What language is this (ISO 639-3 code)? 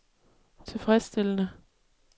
dan